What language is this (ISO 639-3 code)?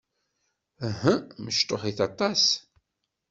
kab